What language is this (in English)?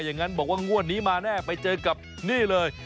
Thai